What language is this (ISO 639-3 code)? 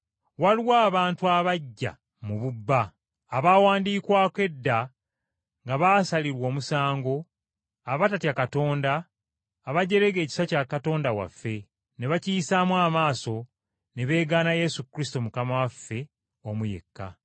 lug